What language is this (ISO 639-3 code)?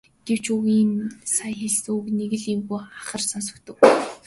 mon